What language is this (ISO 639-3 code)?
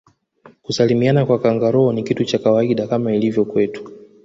swa